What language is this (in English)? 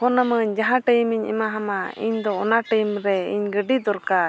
Santali